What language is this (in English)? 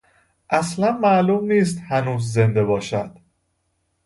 Persian